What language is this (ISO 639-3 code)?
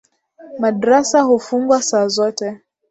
swa